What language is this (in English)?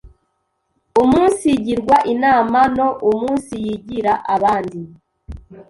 Kinyarwanda